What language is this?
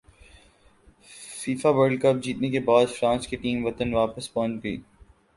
Urdu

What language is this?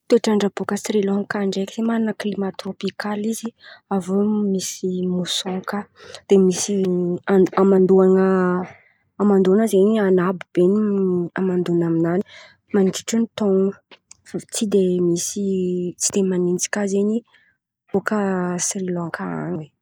Antankarana Malagasy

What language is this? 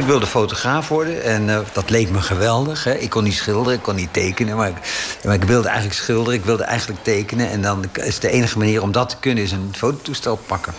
Dutch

